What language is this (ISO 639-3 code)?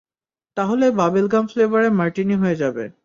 ben